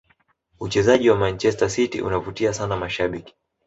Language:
Swahili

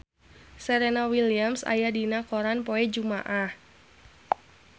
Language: Sundanese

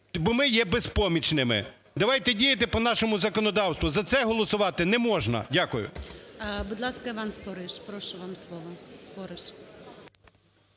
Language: Ukrainian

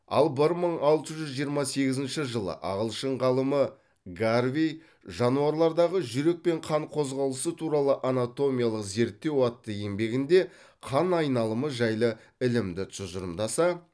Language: Kazakh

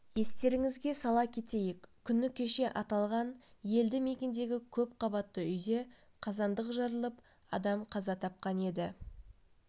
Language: Kazakh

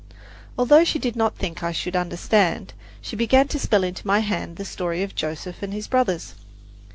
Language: English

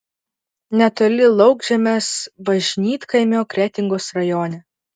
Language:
Lithuanian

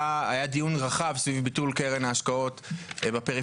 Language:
Hebrew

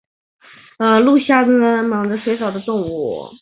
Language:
Chinese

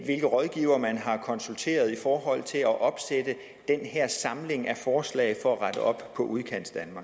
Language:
Danish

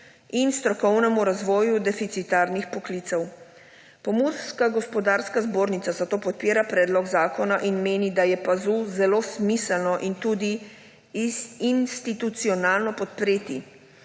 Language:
Slovenian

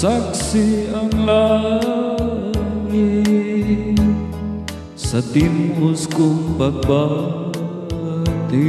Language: Romanian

